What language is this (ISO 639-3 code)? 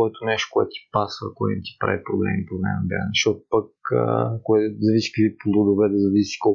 bul